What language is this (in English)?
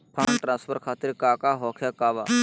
Magahi